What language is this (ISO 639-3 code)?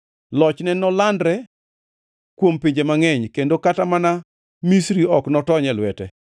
luo